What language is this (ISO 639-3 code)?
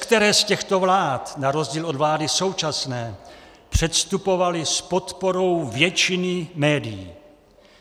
ces